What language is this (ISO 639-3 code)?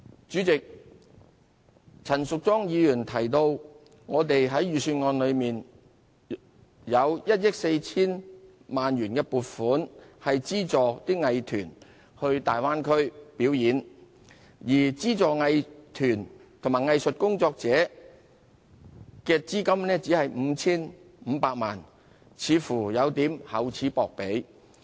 yue